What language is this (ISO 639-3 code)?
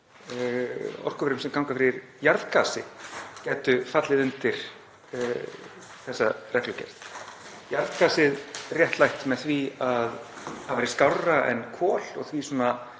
isl